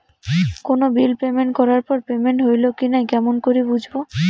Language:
Bangla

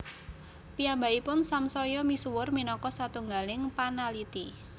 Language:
Javanese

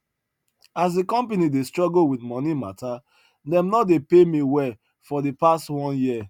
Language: Nigerian Pidgin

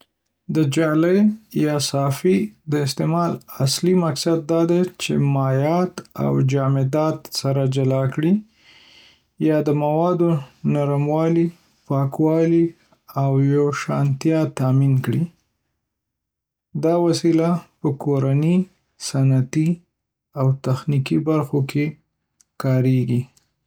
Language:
Pashto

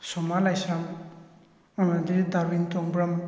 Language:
Manipuri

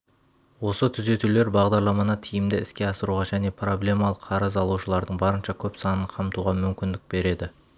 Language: Kazakh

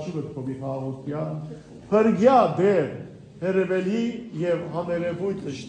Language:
Romanian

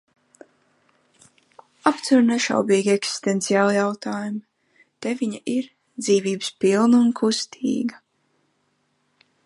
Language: Latvian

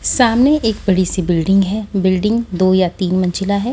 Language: Hindi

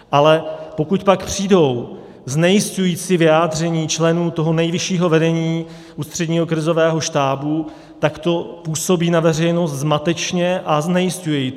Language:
Czech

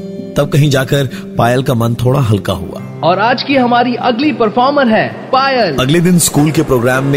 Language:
Hindi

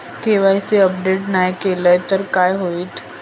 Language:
Marathi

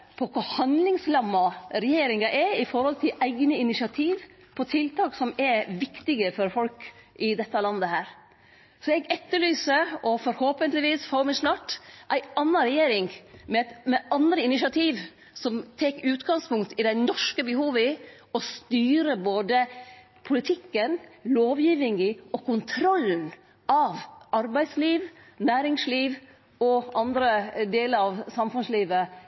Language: Norwegian Nynorsk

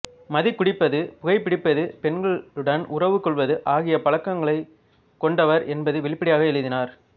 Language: Tamil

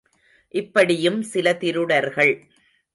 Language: Tamil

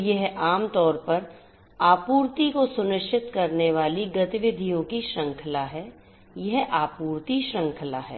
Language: Hindi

